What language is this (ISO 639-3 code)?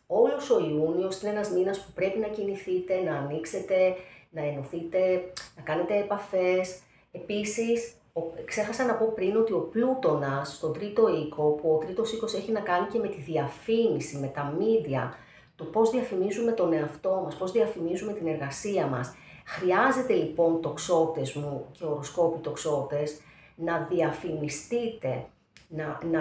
ell